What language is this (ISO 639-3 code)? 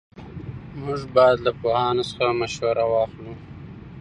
pus